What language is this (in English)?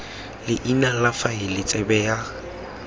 Tswana